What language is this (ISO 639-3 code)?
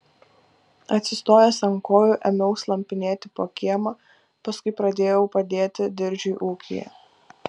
lit